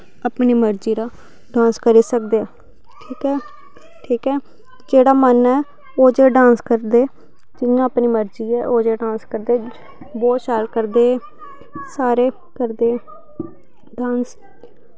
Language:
Dogri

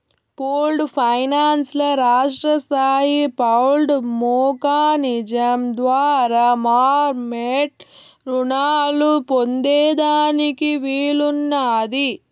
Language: Telugu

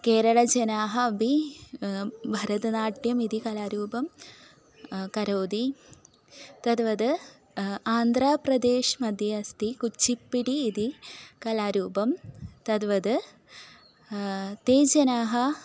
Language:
Sanskrit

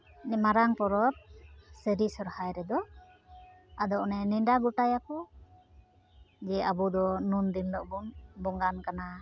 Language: Santali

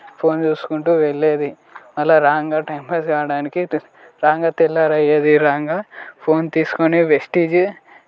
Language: Telugu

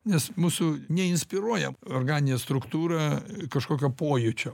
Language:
Lithuanian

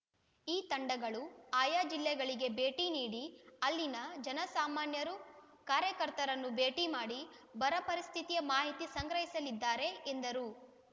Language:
Kannada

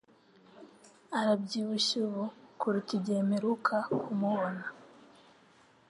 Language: Kinyarwanda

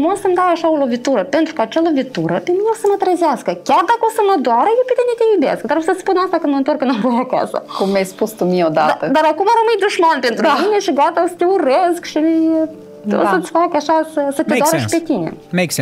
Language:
Romanian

